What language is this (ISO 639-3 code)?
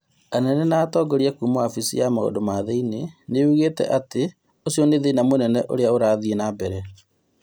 kik